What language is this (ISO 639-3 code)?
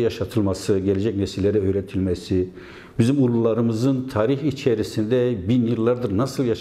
tur